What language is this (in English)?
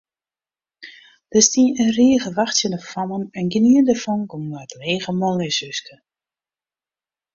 Western Frisian